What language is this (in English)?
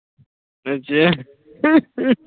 Punjabi